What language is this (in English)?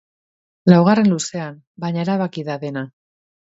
Basque